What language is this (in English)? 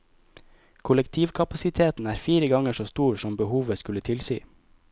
Norwegian